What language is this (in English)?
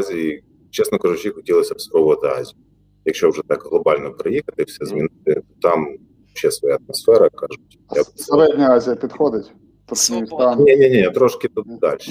Ukrainian